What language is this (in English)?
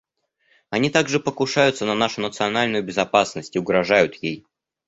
Russian